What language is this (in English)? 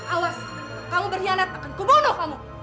Indonesian